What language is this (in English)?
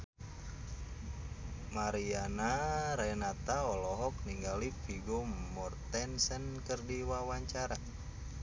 Sundanese